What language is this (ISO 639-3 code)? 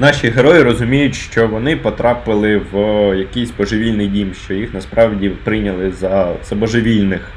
ukr